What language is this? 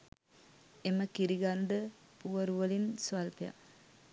Sinhala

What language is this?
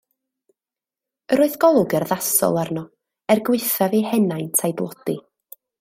Welsh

